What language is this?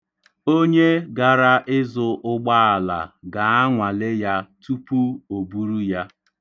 Igbo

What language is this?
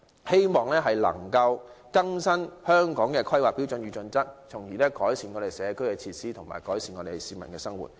Cantonese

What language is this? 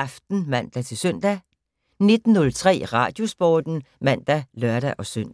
Danish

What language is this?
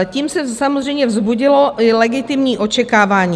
Czech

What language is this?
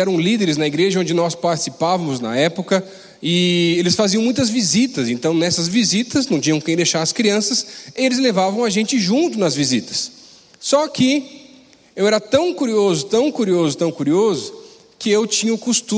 Portuguese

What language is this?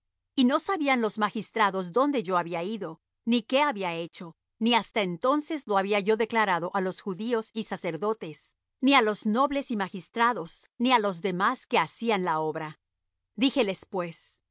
Spanish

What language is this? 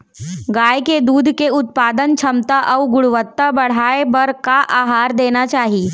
Chhattisgarhi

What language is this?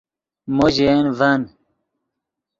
Yidgha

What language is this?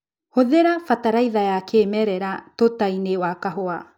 Kikuyu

